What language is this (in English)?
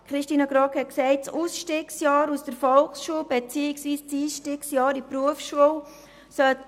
Swiss German